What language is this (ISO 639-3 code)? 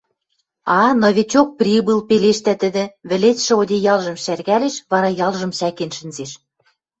mrj